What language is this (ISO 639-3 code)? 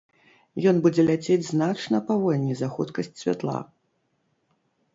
bel